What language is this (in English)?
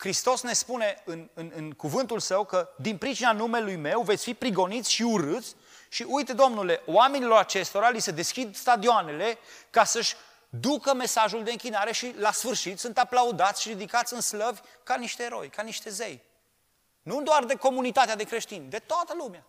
Romanian